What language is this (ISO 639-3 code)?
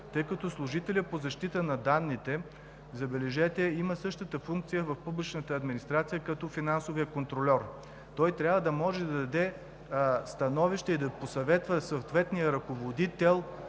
bul